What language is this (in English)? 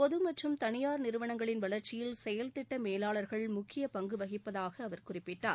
Tamil